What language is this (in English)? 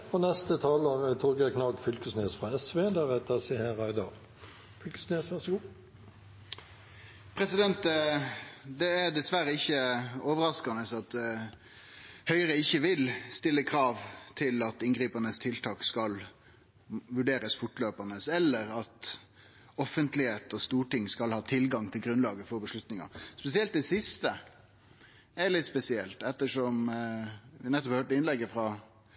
Norwegian